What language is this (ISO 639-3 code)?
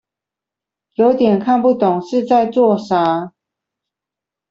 zho